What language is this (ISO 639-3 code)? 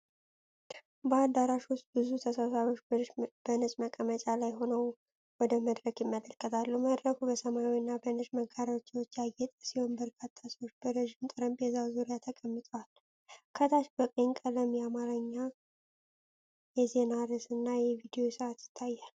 amh